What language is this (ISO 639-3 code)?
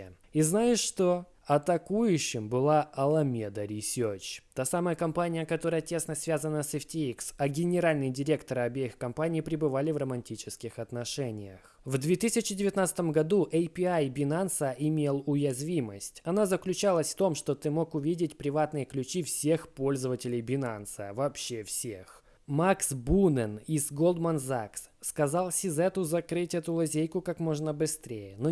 rus